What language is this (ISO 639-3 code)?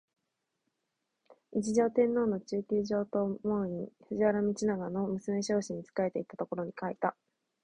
jpn